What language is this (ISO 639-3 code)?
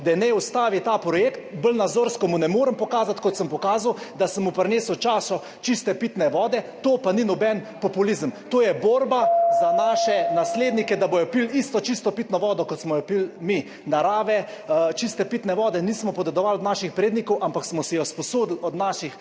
slv